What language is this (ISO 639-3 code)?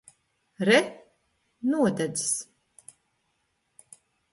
lav